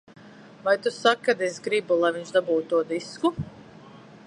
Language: Latvian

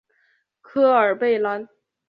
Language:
Chinese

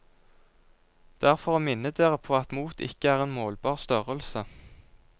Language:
Norwegian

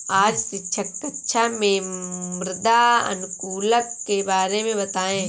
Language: Hindi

